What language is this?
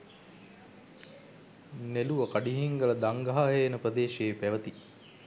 Sinhala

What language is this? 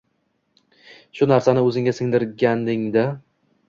Uzbek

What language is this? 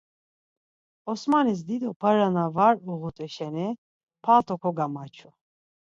Laz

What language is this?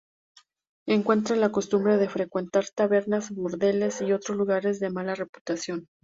Spanish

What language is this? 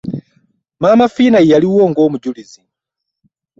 Ganda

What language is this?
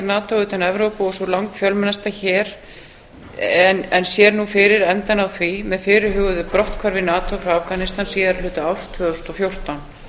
Icelandic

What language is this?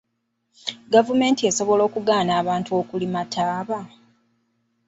Ganda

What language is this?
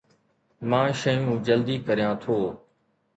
Sindhi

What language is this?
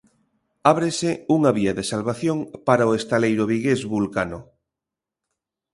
Galician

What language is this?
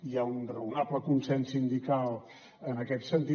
Catalan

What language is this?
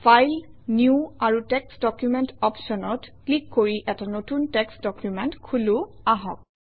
Assamese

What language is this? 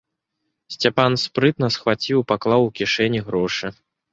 Belarusian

